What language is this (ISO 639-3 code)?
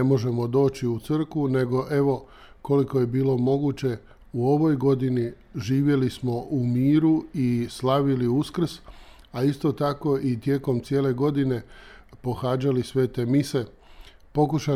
hrv